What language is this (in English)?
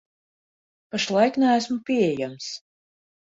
Latvian